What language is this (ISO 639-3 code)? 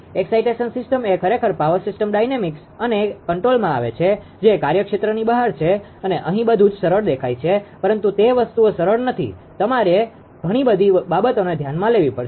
guj